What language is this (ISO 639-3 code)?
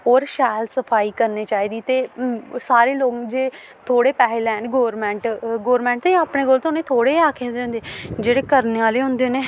doi